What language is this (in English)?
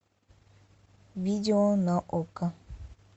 Russian